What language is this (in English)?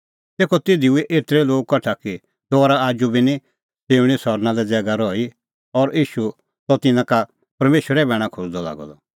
Kullu Pahari